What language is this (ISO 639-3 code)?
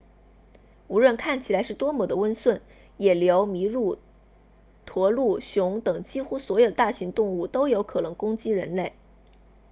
zho